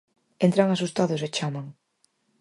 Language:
Galician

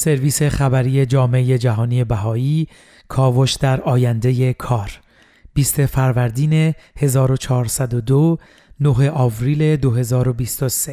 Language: Persian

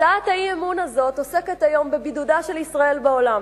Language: Hebrew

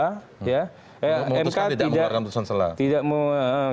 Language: Indonesian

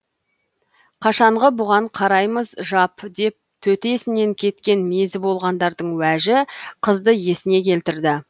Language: Kazakh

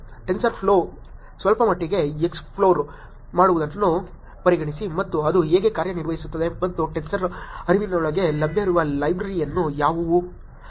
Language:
Kannada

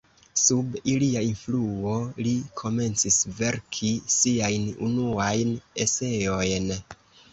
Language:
Esperanto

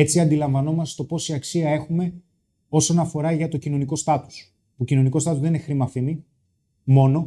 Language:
Greek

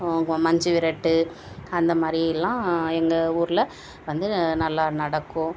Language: Tamil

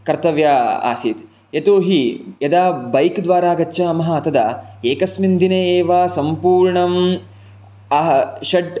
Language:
Sanskrit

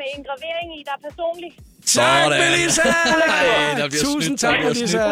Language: Danish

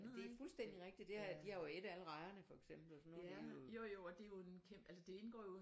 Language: Danish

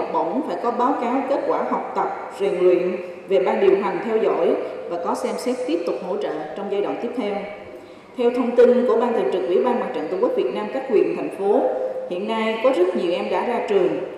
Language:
Vietnamese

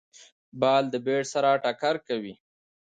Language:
Pashto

